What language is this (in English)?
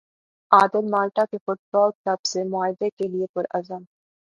Urdu